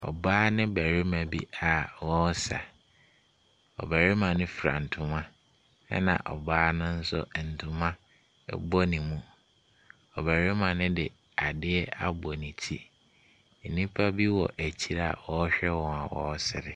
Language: Akan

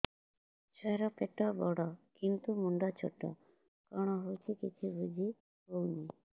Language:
Odia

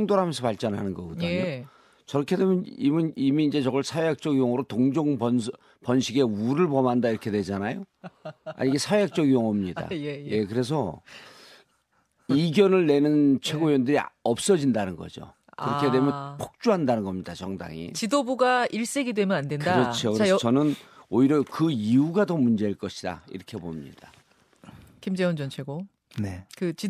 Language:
Korean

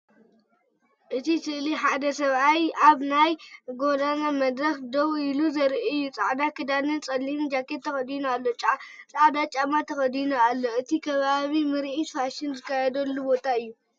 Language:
Tigrinya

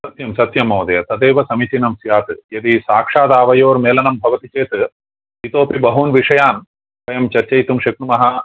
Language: Sanskrit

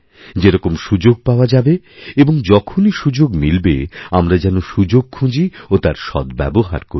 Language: Bangla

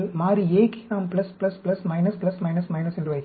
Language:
Tamil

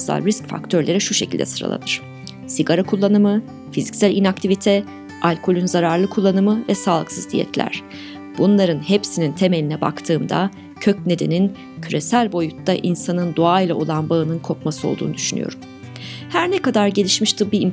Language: Turkish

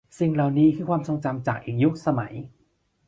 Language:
Thai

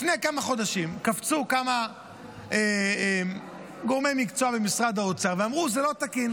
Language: Hebrew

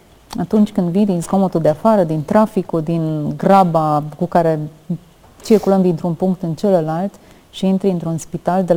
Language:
Romanian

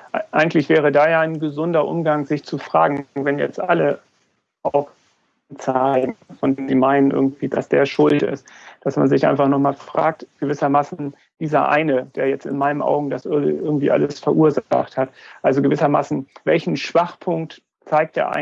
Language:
German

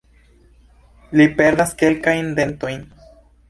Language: Esperanto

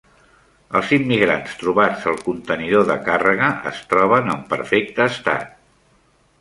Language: Catalan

